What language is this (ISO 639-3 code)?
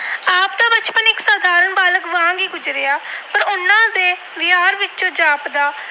pan